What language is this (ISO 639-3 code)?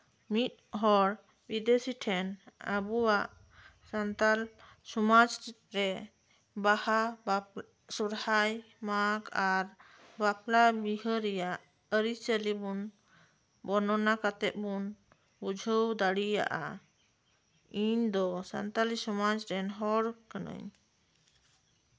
sat